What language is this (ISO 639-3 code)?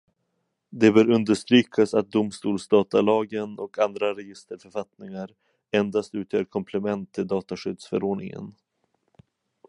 swe